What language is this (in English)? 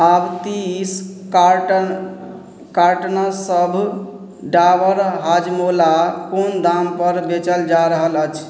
Maithili